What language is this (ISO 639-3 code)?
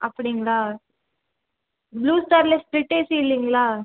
tam